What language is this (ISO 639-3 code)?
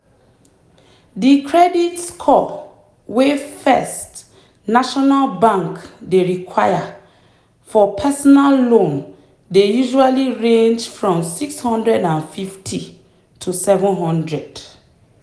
pcm